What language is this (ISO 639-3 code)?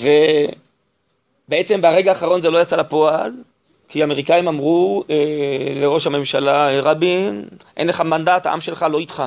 heb